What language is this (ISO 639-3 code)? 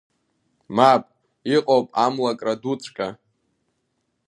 abk